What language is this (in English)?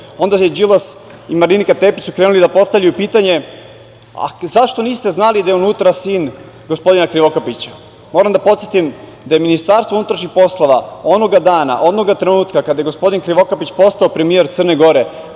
Serbian